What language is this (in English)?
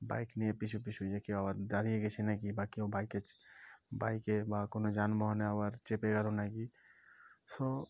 Bangla